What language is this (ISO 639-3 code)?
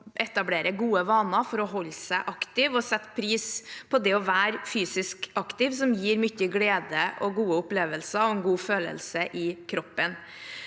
nor